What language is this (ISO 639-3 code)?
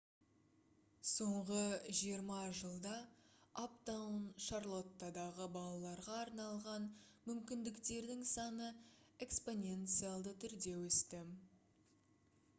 kaz